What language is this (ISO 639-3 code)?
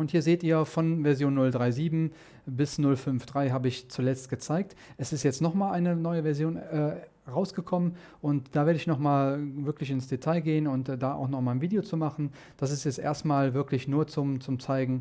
deu